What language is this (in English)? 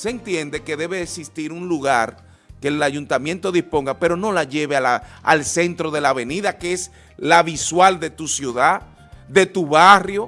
Spanish